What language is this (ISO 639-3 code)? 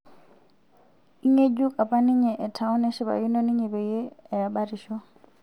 mas